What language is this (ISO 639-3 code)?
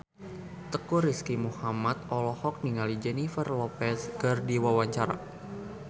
sun